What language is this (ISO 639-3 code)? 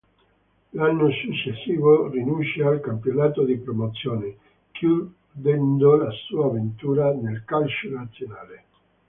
ita